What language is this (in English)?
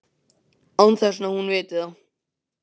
Icelandic